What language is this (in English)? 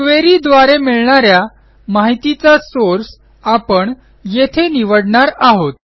Marathi